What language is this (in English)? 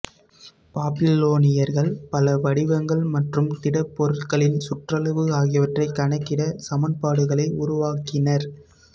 Tamil